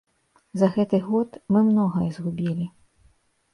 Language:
Belarusian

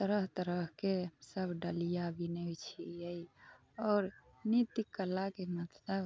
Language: Maithili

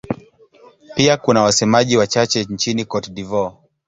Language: Swahili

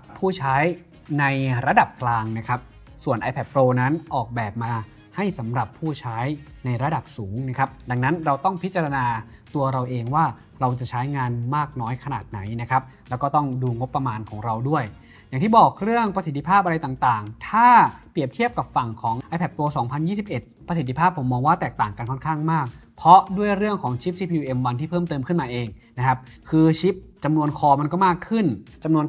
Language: Thai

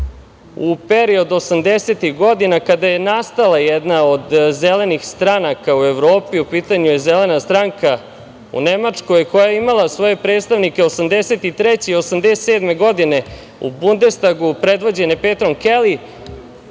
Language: Serbian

